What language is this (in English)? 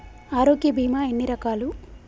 Telugu